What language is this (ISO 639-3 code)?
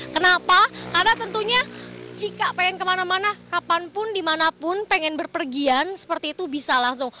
ind